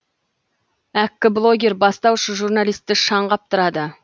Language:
Kazakh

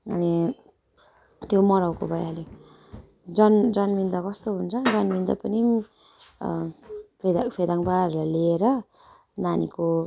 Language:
Nepali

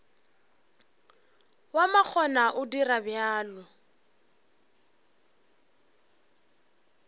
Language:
Northern Sotho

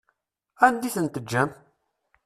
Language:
Kabyle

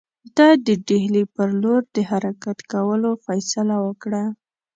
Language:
Pashto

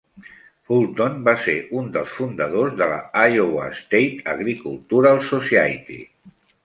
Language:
Catalan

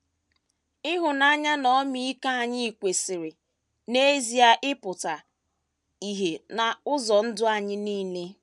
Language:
Igbo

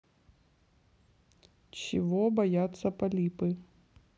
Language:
Russian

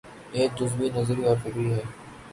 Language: Urdu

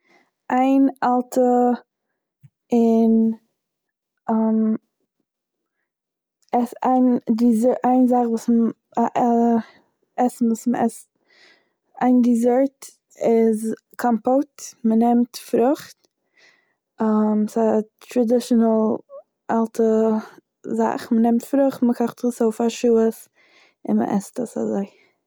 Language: Yiddish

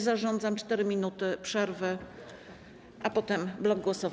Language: Polish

